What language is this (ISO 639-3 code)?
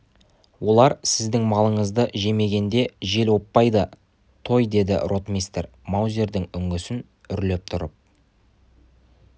kaz